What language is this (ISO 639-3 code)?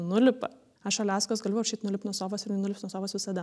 lit